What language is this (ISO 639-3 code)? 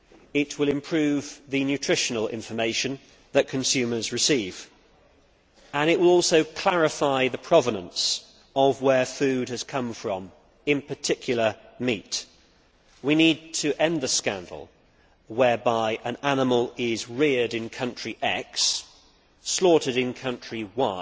eng